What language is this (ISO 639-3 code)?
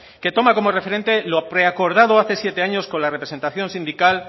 spa